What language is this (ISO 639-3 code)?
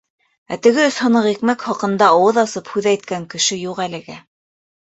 bak